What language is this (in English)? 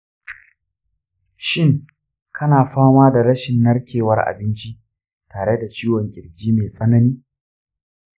Hausa